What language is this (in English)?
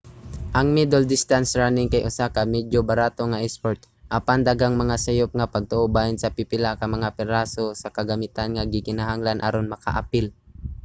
Cebuano